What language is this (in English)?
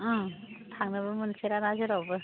Bodo